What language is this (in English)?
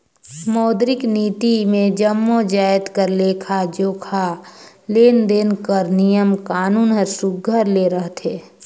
Chhattisgarhi